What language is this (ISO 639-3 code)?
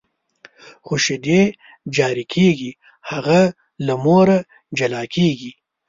pus